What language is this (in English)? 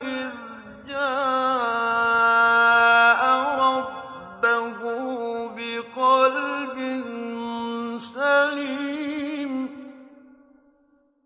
Arabic